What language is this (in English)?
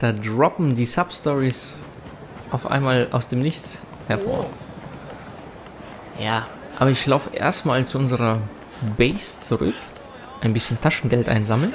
German